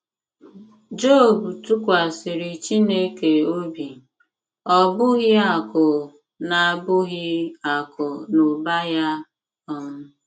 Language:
Igbo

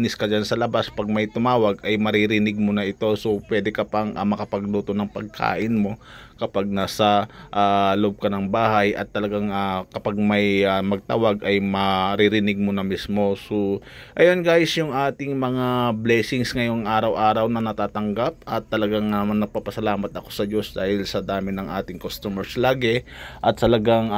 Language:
Filipino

